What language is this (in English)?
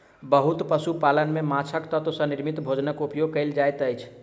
Maithili